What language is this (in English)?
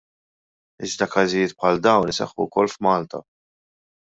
Maltese